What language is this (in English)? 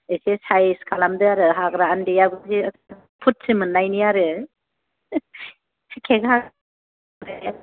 Bodo